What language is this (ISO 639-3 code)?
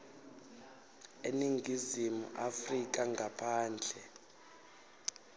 ssw